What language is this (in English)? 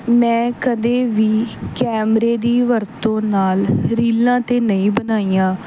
Punjabi